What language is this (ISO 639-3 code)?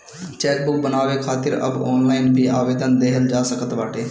bho